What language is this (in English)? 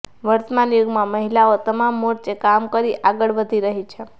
Gujarati